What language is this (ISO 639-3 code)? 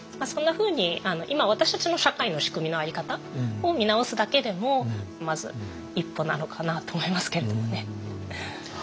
jpn